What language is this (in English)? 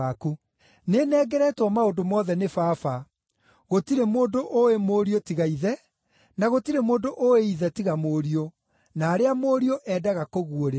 Kikuyu